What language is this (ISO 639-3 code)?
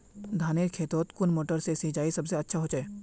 mag